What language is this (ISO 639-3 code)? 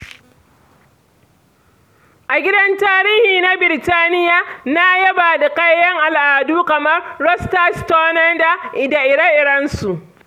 hau